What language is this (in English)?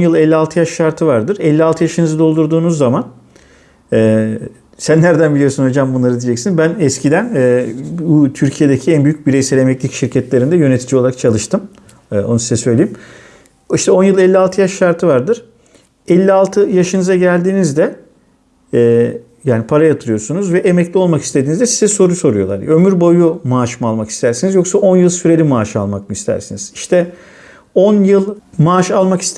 Turkish